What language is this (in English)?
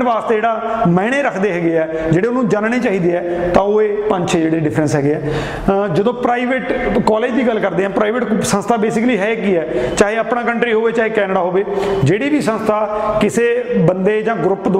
Hindi